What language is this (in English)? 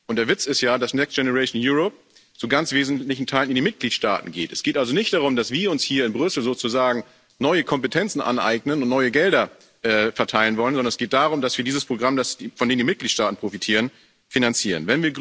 German